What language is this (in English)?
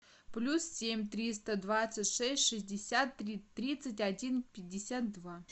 Russian